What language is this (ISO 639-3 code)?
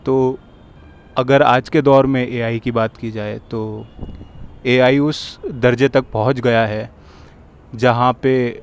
urd